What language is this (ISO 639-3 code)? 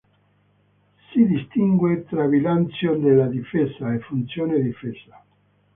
ita